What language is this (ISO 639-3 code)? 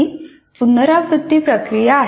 mar